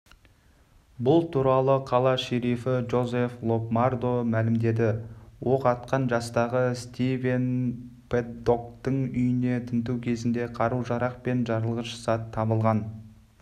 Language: Kazakh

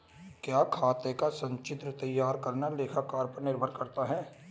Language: Hindi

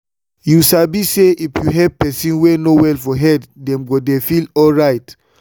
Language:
Nigerian Pidgin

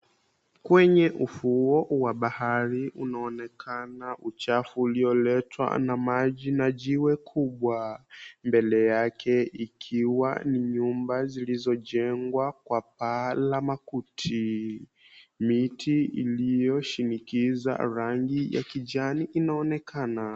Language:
Swahili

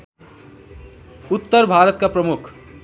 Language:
Nepali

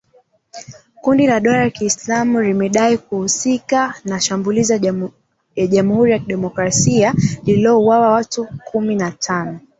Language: Swahili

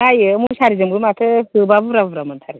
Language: Bodo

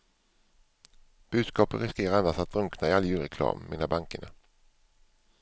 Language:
Swedish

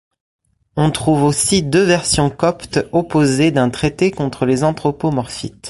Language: French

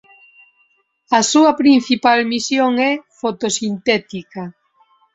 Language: Galician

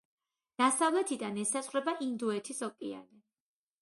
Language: Georgian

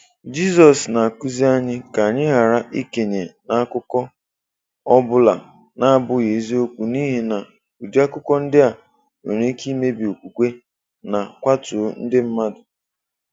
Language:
Igbo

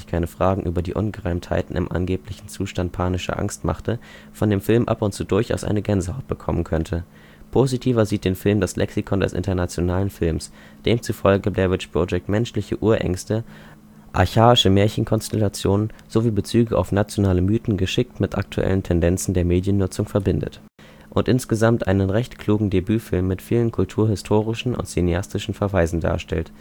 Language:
German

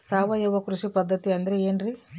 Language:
Kannada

